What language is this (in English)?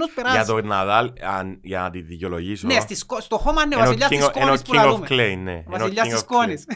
Greek